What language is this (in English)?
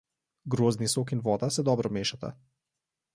Slovenian